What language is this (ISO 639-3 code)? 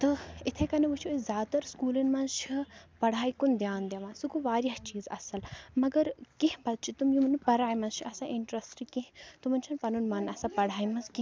kas